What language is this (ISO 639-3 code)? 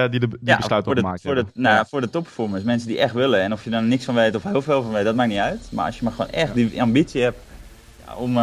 nld